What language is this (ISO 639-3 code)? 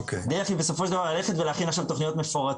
heb